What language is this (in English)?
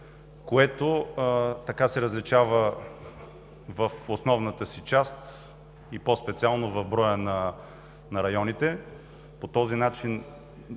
Bulgarian